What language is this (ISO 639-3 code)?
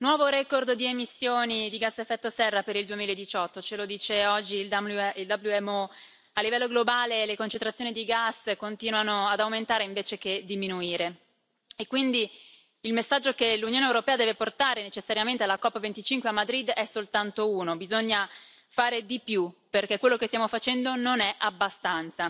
ita